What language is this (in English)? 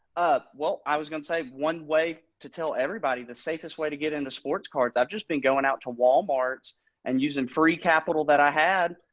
English